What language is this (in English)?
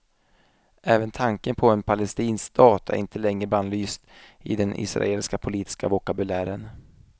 Swedish